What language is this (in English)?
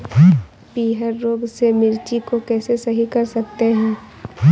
Hindi